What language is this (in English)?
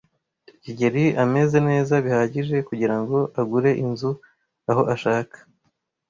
Kinyarwanda